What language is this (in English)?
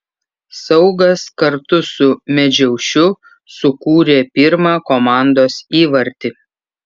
Lithuanian